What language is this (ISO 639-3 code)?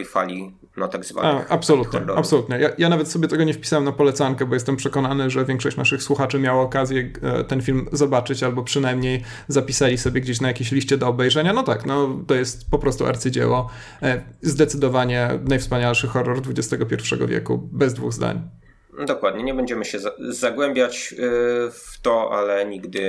pol